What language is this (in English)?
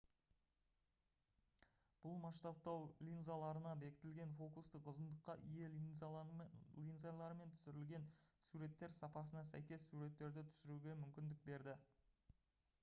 Kazakh